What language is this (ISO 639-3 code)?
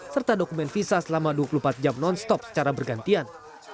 ind